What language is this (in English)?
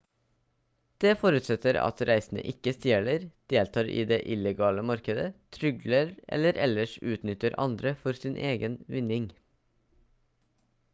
Norwegian Bokmål